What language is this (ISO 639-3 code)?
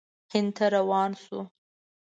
pus